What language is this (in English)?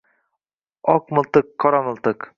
Uzbek